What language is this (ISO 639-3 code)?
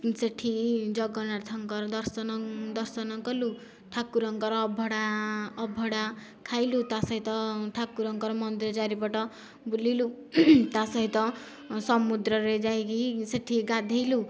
ori